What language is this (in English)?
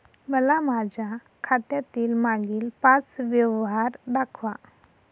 Marathi